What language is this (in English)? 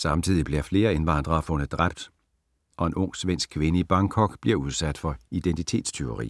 Danish